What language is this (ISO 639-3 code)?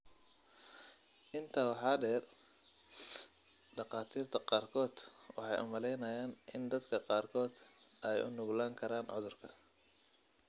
som